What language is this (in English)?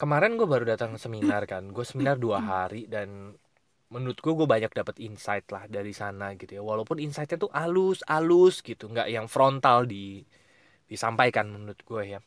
Indonesian